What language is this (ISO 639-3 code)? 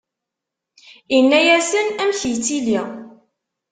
kab